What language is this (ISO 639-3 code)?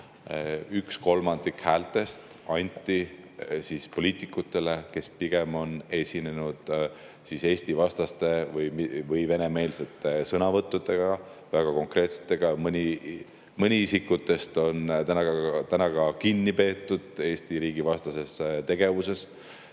est